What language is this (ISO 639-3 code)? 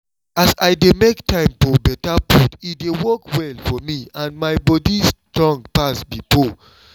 pcm